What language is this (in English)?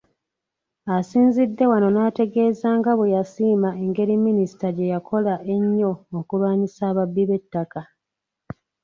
Ganda